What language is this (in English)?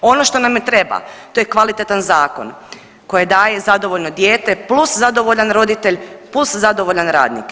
Croatian